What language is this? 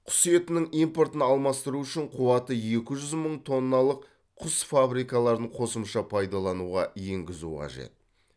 Kazakh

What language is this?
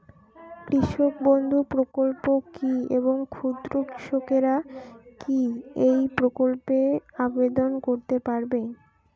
Bangla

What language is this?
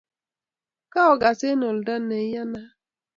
Kalenjin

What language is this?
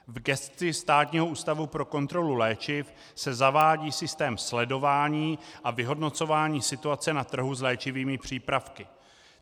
Czech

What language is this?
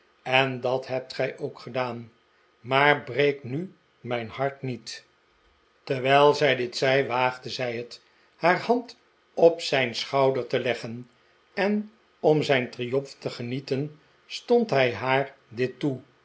Dutch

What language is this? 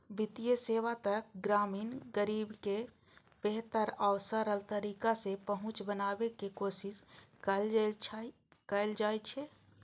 Maithili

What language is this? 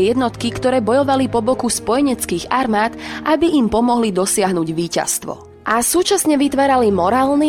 Slovak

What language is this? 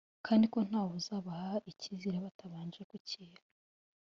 Kinyarwanda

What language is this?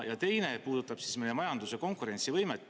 Estonian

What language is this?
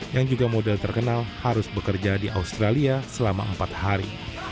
Indonesian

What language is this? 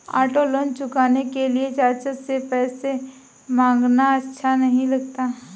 Hindi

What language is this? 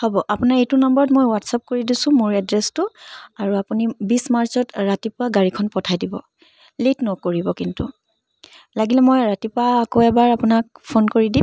Assamese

